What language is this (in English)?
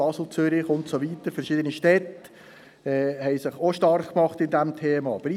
Swiss German